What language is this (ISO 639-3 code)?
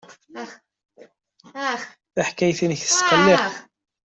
kab